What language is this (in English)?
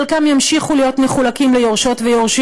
Hebrew